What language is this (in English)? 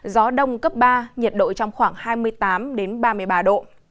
Vietnamese